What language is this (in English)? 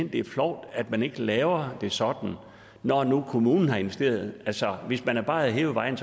Danish